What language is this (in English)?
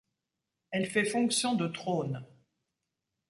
French